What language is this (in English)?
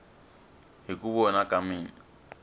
Tsonga